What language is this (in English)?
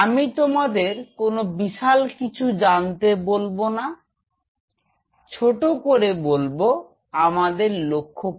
Bangla